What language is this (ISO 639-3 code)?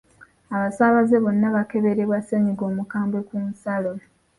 lug